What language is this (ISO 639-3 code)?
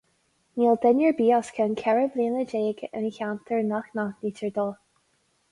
gle